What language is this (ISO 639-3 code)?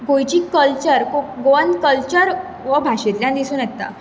kok